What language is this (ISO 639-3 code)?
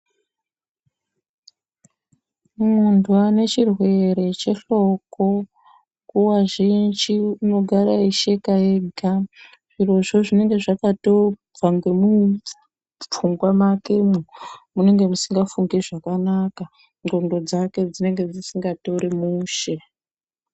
ndc